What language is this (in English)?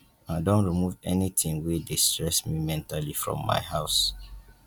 Nigerian Pidgin